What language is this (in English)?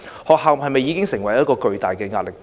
Cantonese